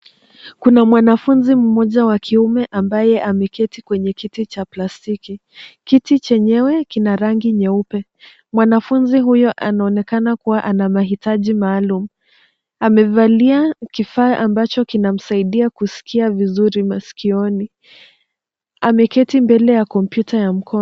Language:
Swahili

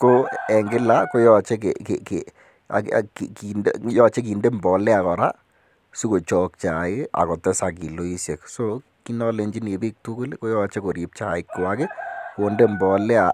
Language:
Kalenjin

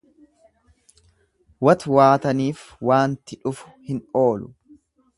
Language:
Oromo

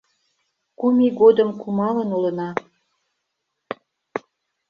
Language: Mari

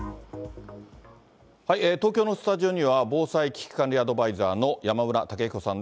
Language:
Japanese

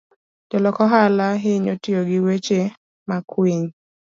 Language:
Luo (Kenya and Tanzania)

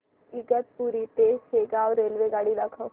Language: Marathi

